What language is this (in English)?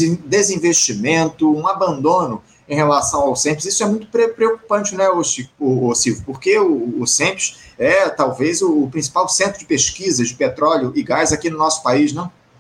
Portuguese